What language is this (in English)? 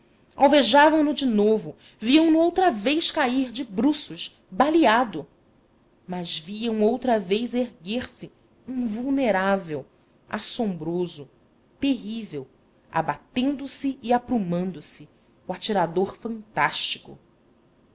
Portuguese